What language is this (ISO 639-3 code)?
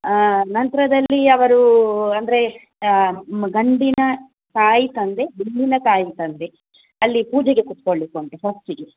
kan